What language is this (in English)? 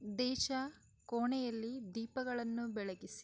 Kannada